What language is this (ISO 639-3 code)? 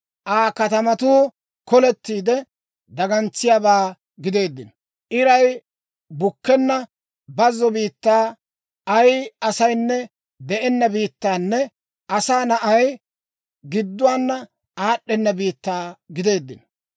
dwr